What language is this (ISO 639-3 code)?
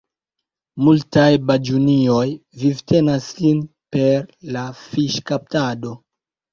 epo